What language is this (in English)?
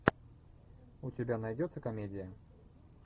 Russian